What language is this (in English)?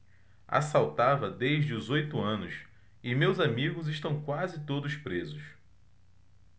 Portuguese